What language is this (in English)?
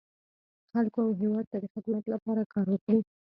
Pashto